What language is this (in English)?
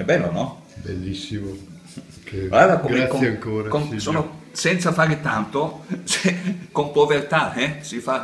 Italian